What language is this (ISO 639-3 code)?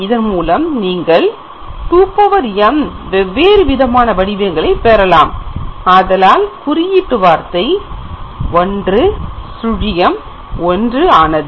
tam